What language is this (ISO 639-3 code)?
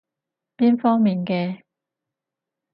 yue